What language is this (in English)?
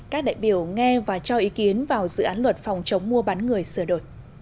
Vietnamese